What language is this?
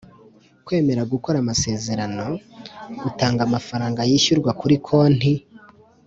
Kinyarwanda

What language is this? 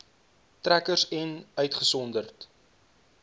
Afrikaans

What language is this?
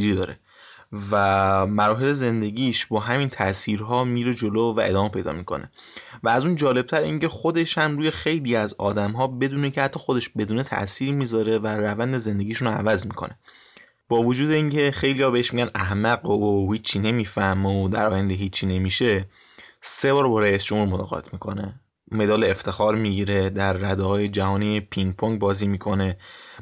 Persian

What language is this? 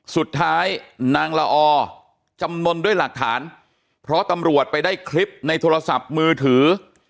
Thai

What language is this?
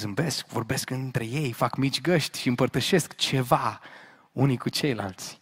Romanian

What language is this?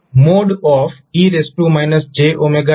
Gujarati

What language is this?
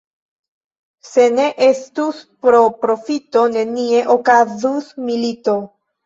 Esperanto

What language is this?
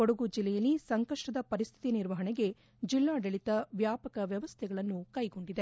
Kannada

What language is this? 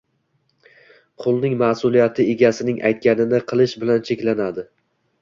Uzbek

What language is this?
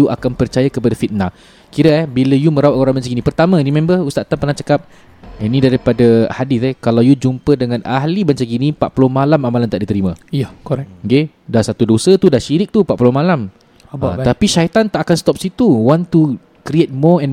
Malay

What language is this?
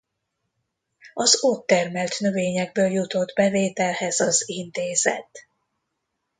Hungarian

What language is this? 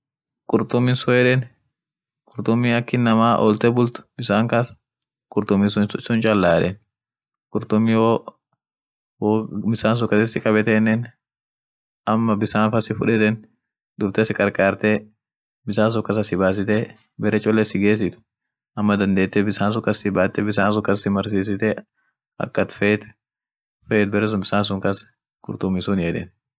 Orma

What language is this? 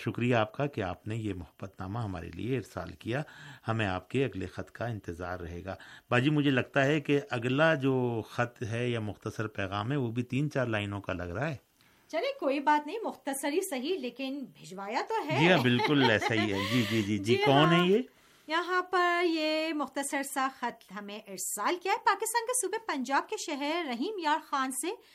Urdu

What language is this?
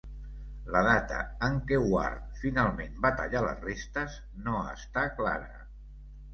Catalan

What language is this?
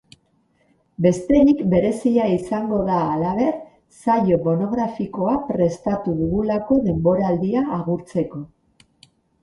Basque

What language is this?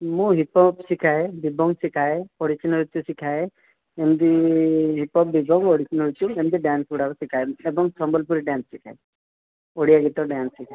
Odia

